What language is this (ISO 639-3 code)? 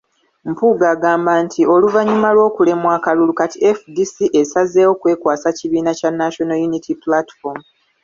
lug